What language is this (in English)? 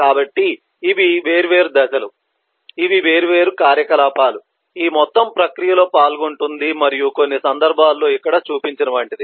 Telugu